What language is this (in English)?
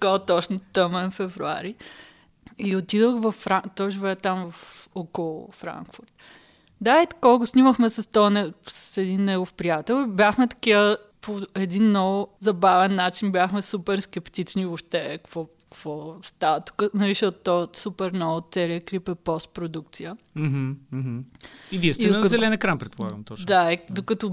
Bulgarian